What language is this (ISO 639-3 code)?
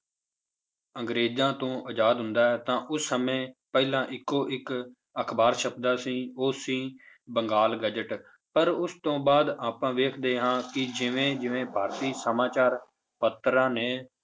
pan